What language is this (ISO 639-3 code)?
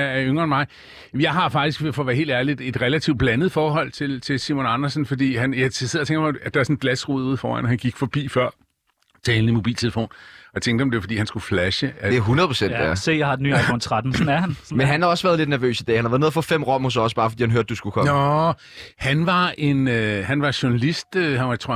dan